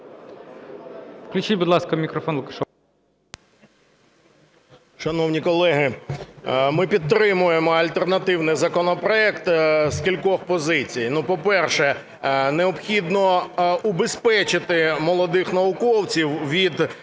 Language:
Ukrainian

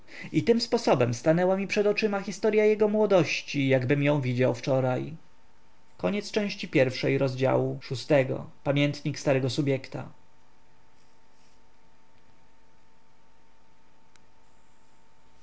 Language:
Polish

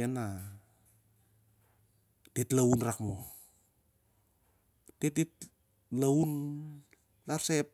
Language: Siar-Lak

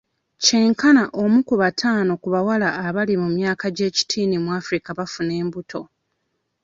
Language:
Ganda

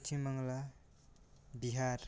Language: Santali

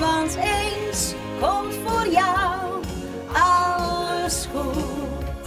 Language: Dutch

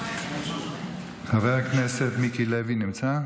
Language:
Hebrew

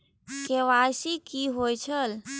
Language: Maithili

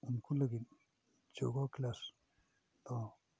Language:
Santali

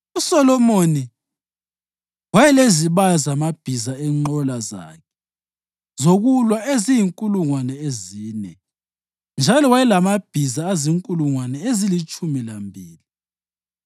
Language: North Ndebele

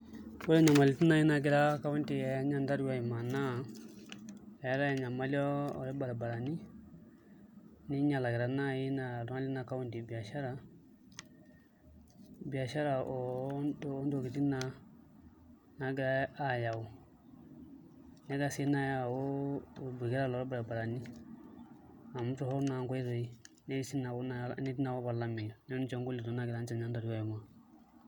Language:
Masai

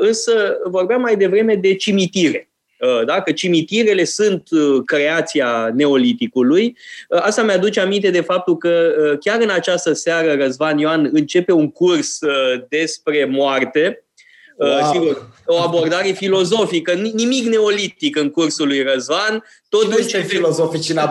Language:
Romanian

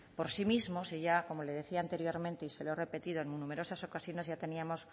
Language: Spanish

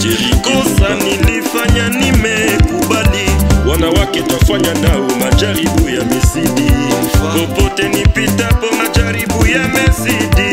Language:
Romanian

